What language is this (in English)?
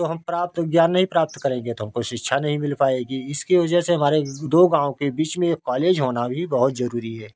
Hindi